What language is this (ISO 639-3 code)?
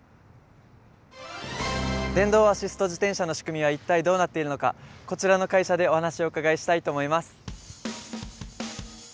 jpn